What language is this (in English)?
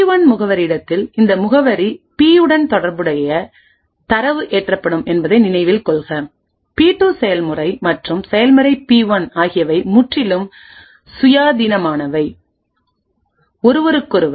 Tamil